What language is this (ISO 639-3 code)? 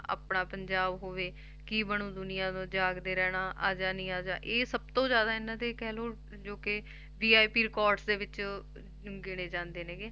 pan